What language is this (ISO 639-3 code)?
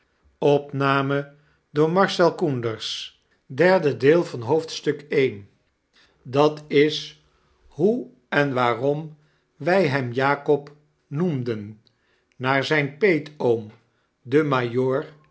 nld